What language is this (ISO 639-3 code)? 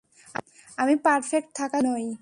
ben